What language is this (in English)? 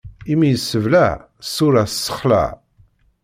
Kabyle